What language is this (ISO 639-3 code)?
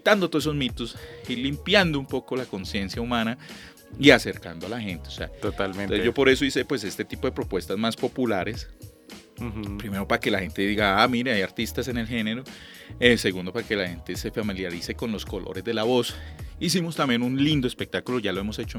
spa